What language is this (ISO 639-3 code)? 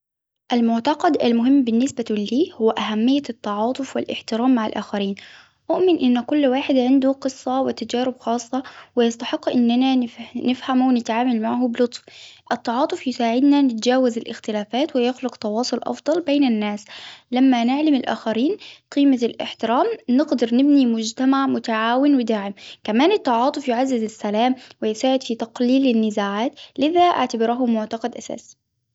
acw